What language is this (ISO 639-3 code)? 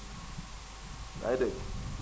wol